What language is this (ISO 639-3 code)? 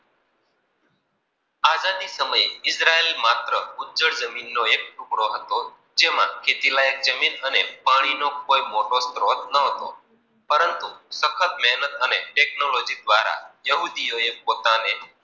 guj